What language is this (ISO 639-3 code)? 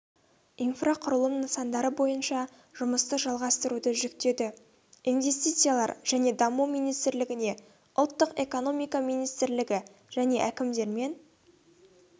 kaz